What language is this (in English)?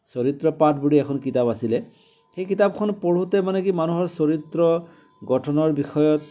Assamese